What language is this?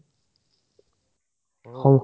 Assamese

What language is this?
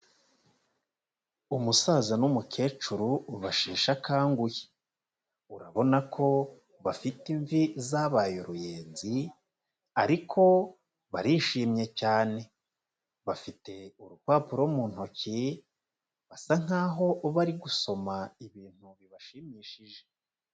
Kinyarwanda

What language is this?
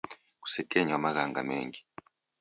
Taita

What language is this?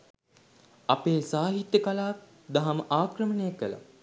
Sinhala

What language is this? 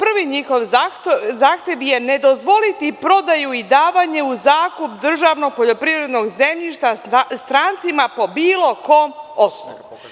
Serbian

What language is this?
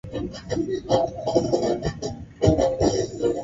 Swahili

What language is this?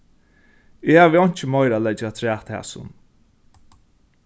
Faroese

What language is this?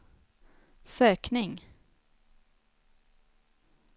Swedish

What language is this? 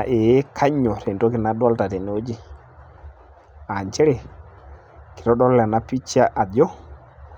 Masai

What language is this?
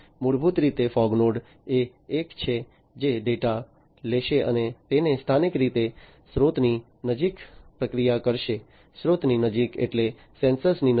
Gujarati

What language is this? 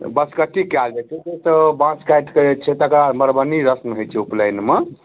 Maithili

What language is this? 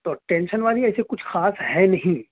Urdu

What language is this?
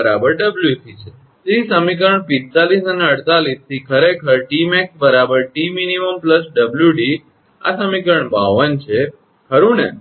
Gujarati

